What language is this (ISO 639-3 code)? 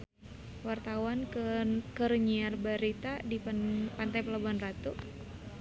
sun